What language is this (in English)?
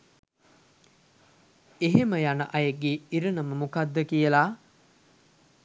Sinhala